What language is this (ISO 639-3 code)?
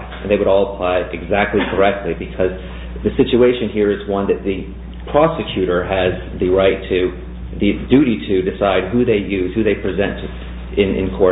eng